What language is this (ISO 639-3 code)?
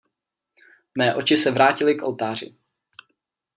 ces